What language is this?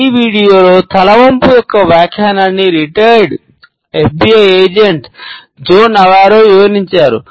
Telugu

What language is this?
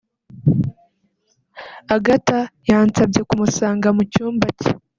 Kinyarwanda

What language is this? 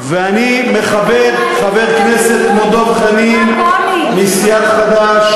Hebrew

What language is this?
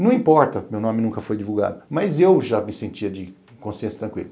Portuguese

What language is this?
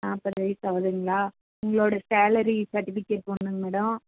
Tamil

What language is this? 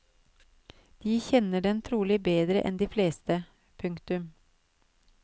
Norwegian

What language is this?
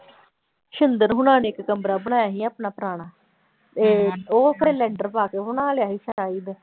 Punjabi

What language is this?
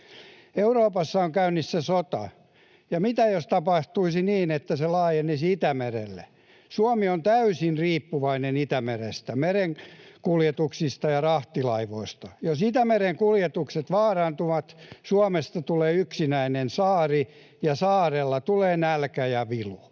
Finnish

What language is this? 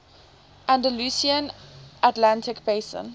English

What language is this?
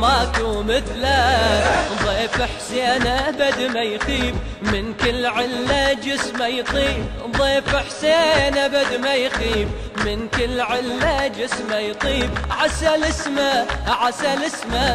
Arabic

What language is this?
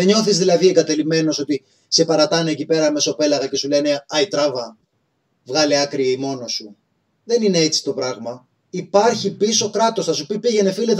Greek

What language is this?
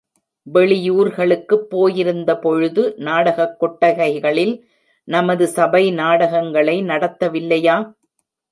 Tamil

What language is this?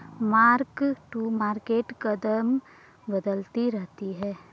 Hindi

